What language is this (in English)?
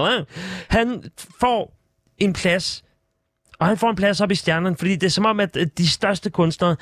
Danish